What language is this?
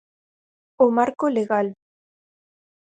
Galician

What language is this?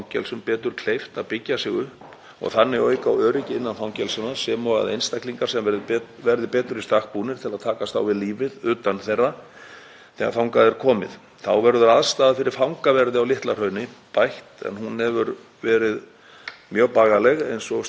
Icelandic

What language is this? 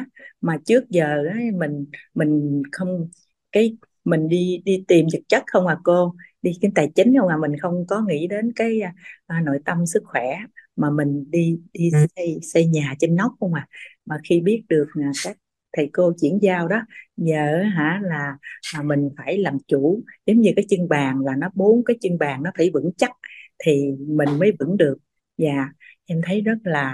Vietnamese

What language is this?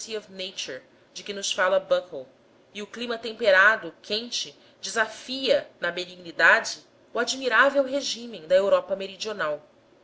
Portuguese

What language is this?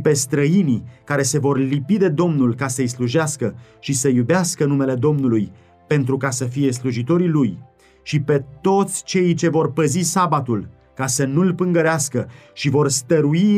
Romanian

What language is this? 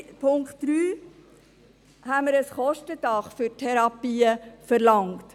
Swiss German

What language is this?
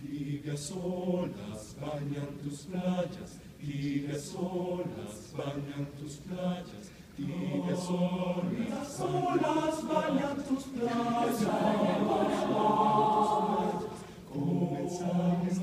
Ukrainian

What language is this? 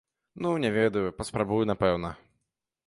Belarusian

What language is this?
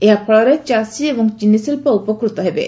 Odia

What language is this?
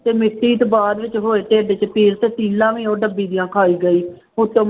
Punjabi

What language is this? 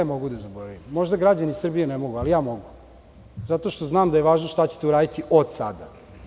Serbian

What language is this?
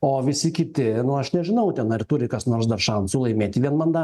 Lithuanian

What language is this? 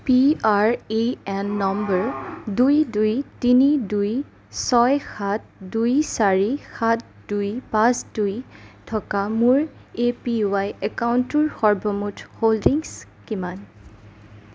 Assamese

